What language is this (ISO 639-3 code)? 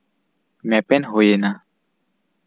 sat